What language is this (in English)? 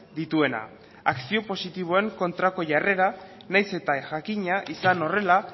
Basque